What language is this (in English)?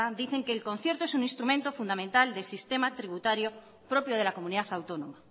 Spanish